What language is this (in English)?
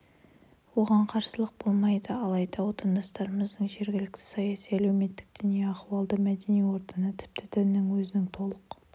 Kazakh